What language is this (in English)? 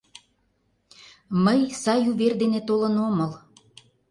Mari